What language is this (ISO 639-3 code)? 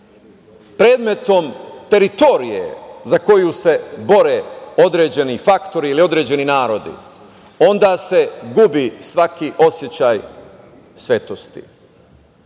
srp